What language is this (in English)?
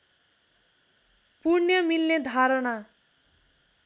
Nepali